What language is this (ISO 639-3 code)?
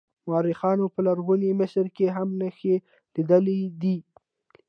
pus